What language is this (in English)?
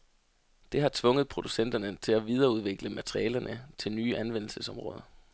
Danish